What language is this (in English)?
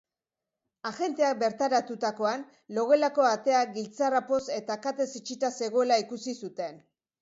Basque